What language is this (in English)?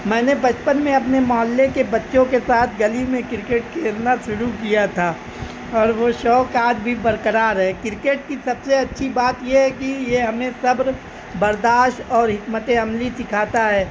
Urdu